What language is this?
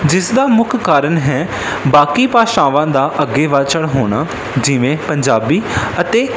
Punjabi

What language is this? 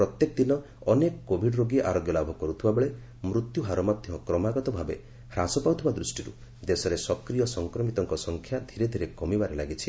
Odia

